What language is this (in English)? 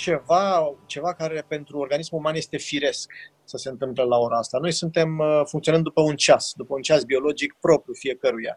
Romanian